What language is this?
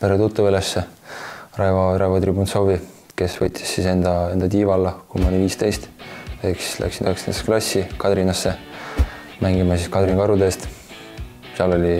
Italian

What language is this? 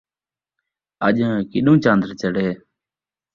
Saraiki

